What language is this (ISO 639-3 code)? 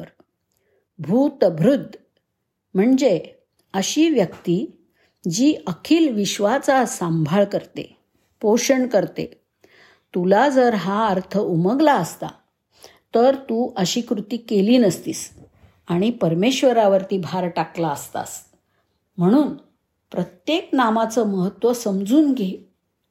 mar